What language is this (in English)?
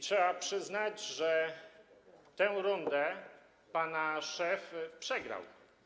Polish